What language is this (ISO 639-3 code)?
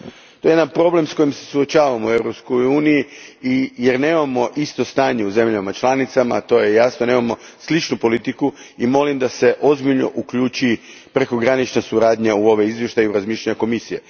hrv